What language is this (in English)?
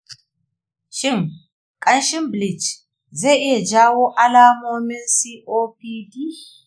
Hausa